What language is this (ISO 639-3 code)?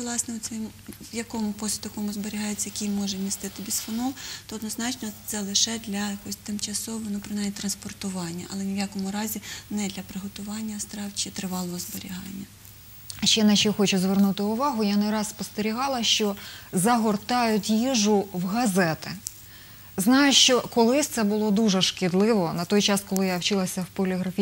ukr